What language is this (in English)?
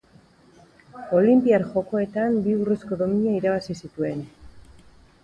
Basque